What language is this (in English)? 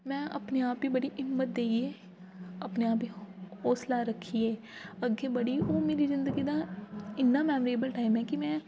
Dogri